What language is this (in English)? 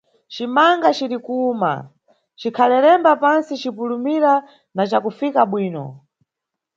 Nyungwe